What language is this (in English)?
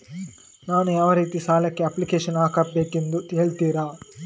Kannada